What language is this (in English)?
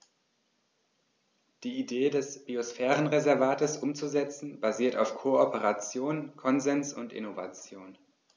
German